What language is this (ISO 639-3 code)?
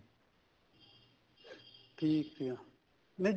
pan